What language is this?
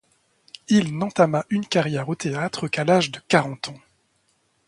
French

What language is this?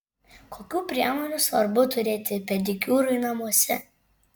Lithuanian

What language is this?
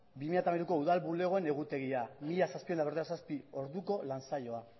Basque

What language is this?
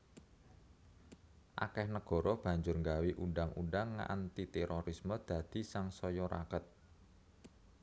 Javanese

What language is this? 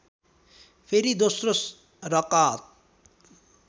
Nepali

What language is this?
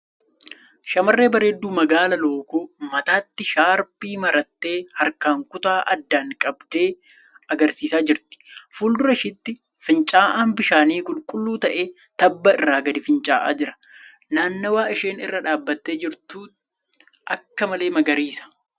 Oromo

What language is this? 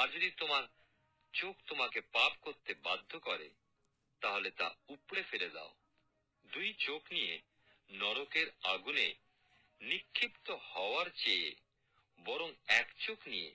Bangla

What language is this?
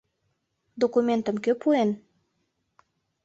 Mari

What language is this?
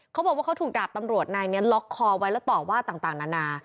Thai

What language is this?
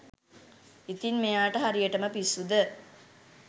Sinhala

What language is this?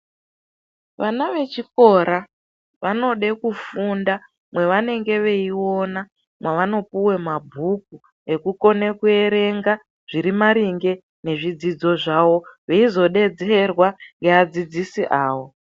Ndau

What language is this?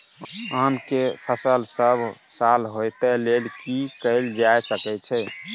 Maithili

